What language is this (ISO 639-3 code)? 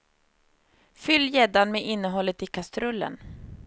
swe